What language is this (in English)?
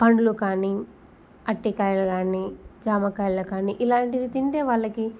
Telugu